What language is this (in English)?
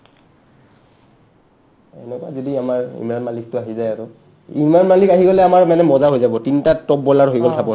Assamese